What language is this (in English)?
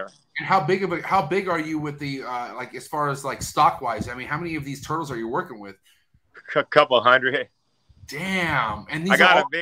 English